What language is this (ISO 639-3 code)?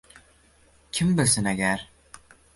uzb